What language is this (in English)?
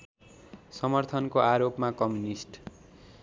Nepali